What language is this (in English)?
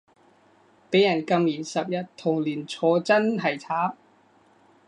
Cantonese